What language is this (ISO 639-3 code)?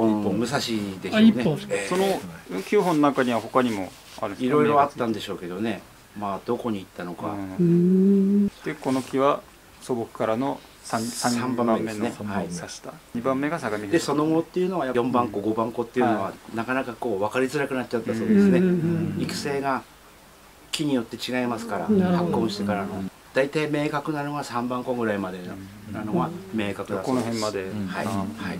jpn